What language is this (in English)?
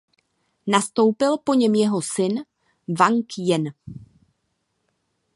Czech